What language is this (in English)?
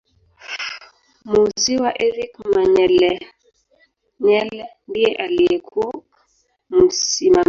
Swahili